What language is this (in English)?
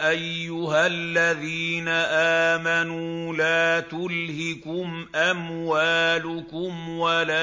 Arabic